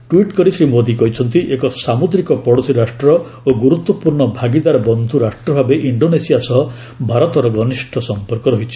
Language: Odia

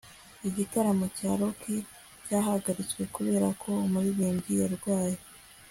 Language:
Kinyarwanda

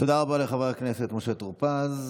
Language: Hebrew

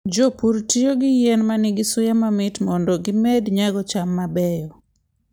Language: Luo (Kenya and Tanzania)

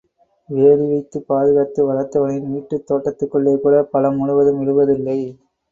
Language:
Tamil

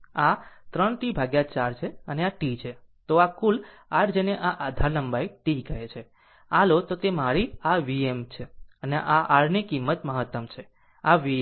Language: Gujarati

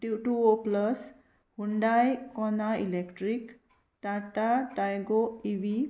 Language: Konkani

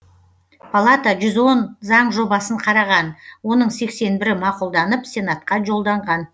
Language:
Kazakh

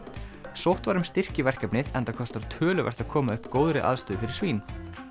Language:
Icelandic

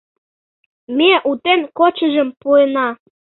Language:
Mari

